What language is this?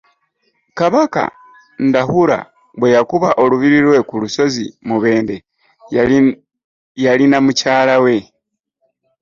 Ganda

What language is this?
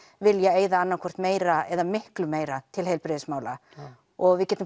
Icelandic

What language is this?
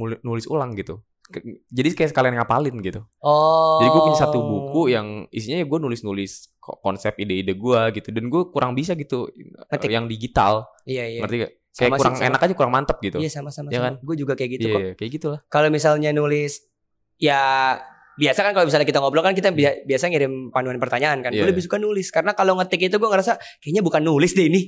Indonesian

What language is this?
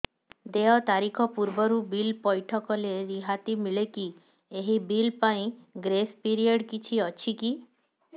Odia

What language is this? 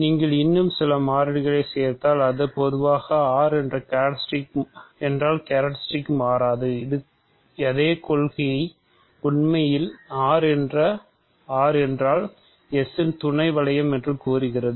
Tamil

